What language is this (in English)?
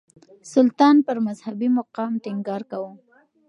Pashto